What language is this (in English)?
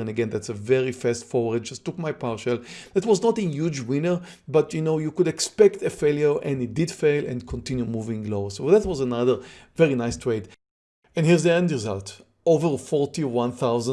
English